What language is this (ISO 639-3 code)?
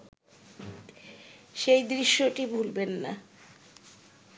ben